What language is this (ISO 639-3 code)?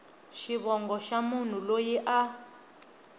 tso